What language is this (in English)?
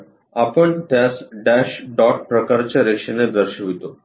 Marathi